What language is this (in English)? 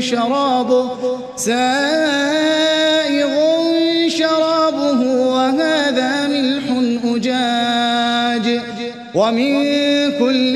Arabic